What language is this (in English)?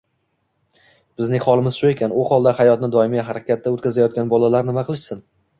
Uzbek